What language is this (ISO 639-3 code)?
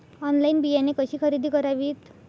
mar